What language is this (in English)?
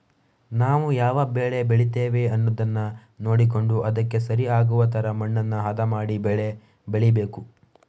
Kannada